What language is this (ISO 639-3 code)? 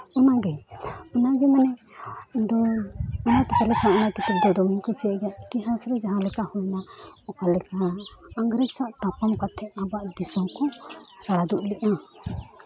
sat